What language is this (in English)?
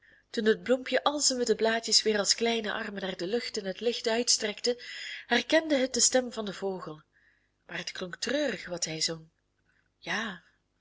Dutch